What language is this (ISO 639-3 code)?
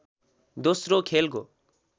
nep